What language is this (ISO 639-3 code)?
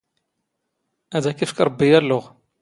zgh